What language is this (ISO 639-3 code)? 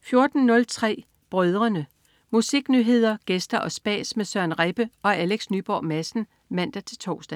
dan